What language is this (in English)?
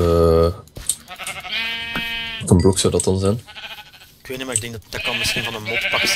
Dutch